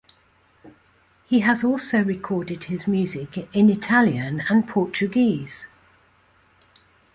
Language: English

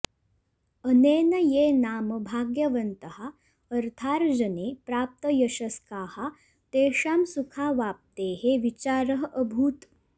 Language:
Sanskrit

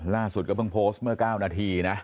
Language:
Thai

